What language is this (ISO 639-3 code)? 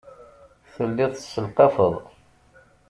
kab